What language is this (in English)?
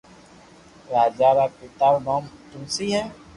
Loarki